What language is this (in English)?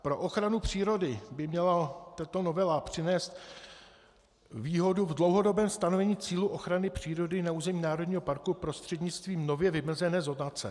Czech